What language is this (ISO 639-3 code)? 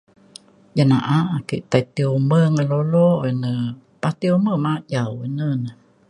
xkl